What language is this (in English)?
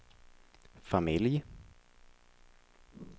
Swedish